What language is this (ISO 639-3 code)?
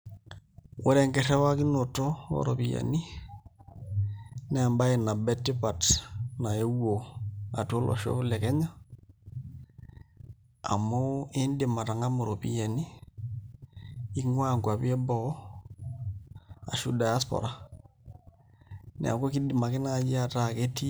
mas